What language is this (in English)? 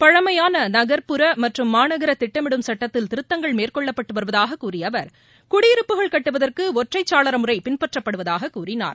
Tamil